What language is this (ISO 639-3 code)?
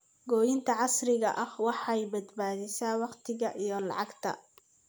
som